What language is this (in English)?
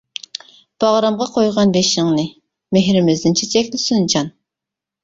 Uyghur